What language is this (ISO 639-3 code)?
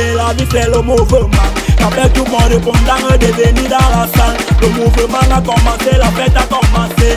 fra